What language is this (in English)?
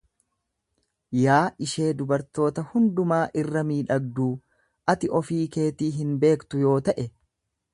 Oromo